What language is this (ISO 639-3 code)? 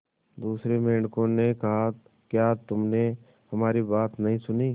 hin